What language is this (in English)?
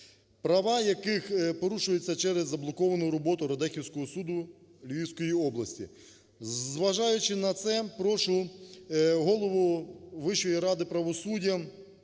Ukrainian